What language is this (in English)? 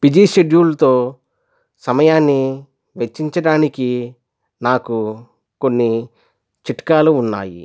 Telugu